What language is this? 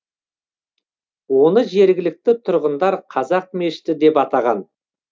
Kazakh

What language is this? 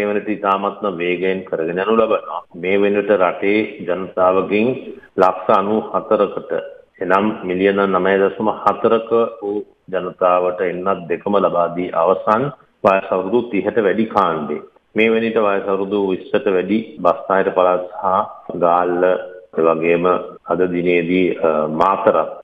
Thai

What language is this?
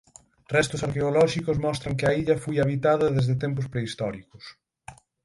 Galician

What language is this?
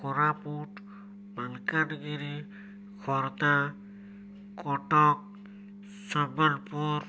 Odia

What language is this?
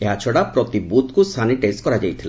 Odia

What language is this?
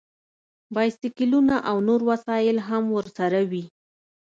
Pashto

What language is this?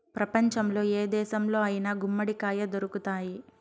Telugu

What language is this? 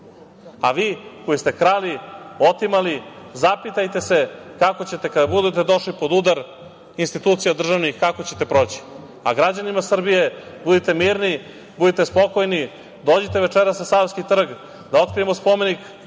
Serbian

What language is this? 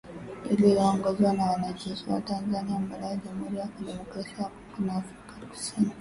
Swahili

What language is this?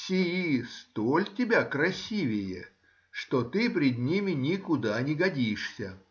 Russian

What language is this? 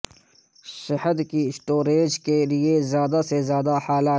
Urdu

